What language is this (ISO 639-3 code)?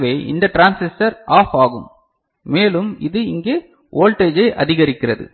tam